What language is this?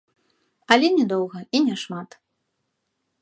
Belarusian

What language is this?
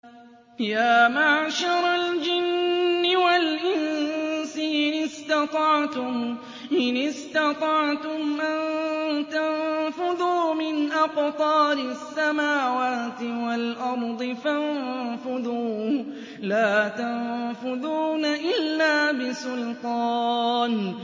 Arabic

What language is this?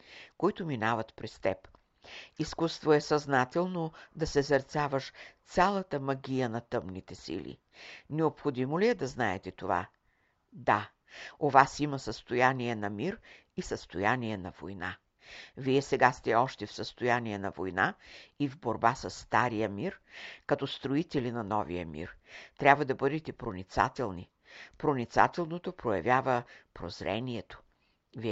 Bulgarian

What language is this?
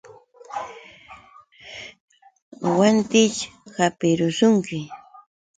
Yauyos Quechua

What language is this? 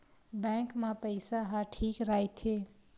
Chhattisgarhi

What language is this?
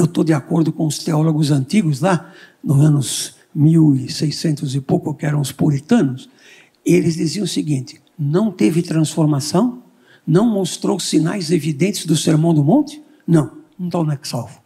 Portuguese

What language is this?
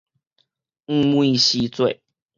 Min Nan Chinese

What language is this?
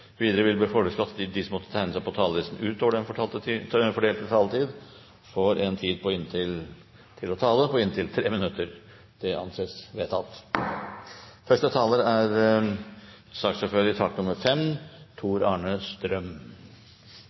Norwegian Bokmål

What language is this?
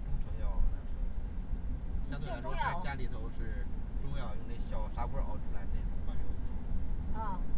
Chinese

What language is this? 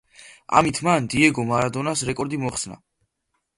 Georgian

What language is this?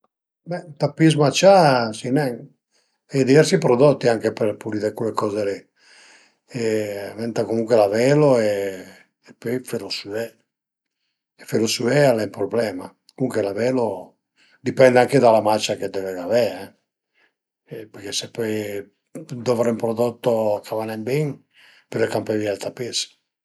Piedmontese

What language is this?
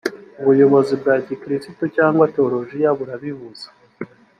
Kinyarwanda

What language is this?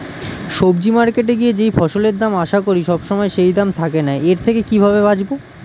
Bangla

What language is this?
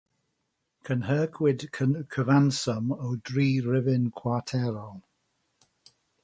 Welsh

